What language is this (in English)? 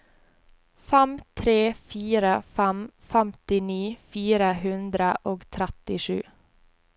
Norwegian